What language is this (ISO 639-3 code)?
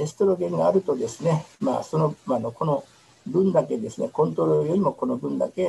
jpn